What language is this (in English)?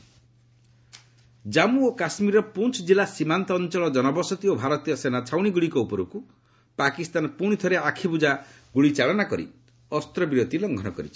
Odia